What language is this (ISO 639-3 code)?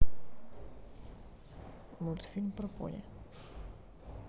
rus